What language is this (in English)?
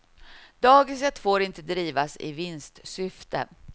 Swedish